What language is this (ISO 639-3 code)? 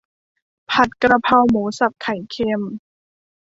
tha